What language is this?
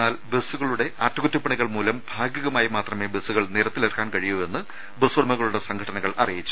Malayalam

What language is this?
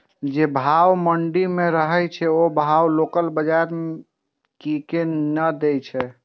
Maithili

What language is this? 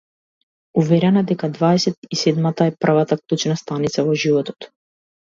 Macedonian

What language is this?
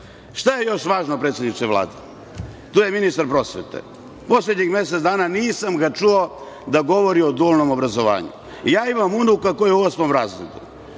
Serbian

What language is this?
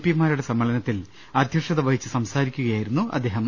Malayalam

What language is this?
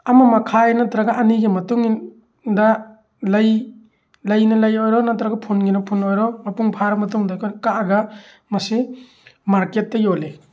Manipuri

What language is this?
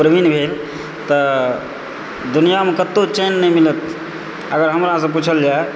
Maithili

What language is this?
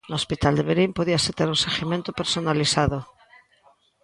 Galician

